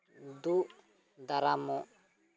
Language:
Santali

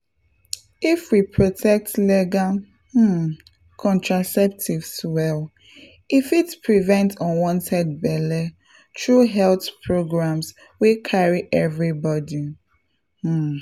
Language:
Nigerian Pidgin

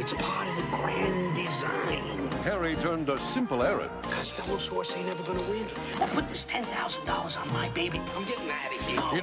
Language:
Swedish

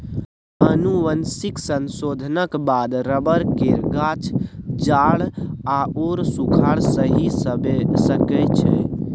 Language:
Maithili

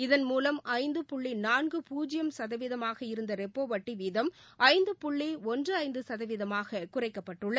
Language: Tamil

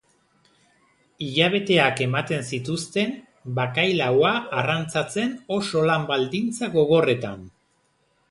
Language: Basque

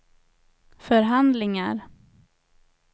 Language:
Swedish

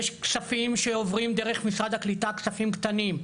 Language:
Hebrew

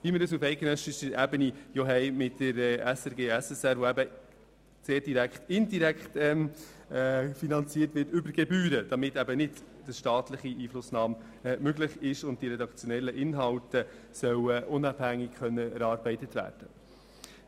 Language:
Swiss German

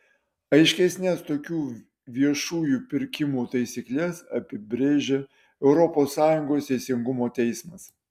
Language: Lithuanian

